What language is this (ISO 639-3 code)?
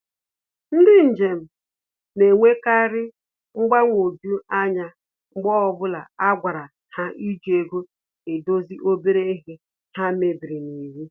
ibo